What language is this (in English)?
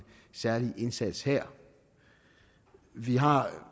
Danish